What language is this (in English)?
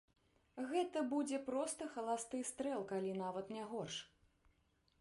Belarusian